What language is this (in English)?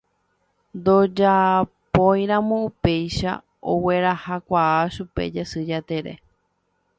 Guarani